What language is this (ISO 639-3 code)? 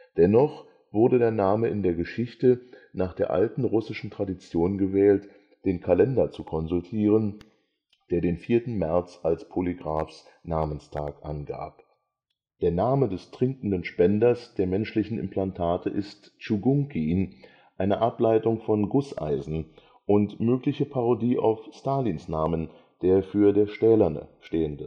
deu